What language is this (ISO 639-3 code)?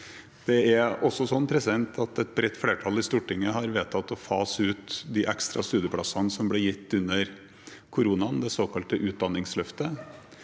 nor